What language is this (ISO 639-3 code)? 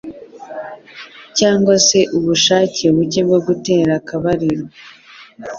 kin